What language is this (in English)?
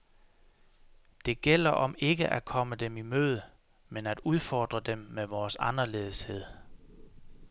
Danish